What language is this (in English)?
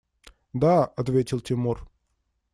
Russian